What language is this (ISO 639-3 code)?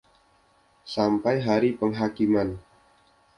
ind